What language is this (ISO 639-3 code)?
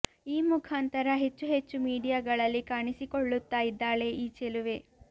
kan